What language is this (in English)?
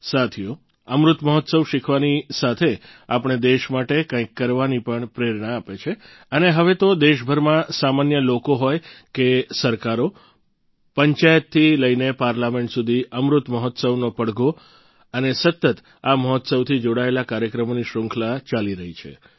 Gujarati